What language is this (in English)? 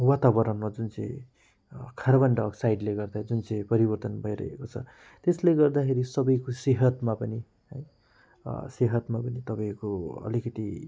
Nepali